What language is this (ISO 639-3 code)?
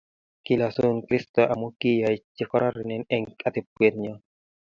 kln